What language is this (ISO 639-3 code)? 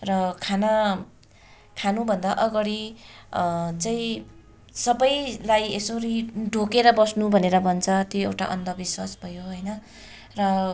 nep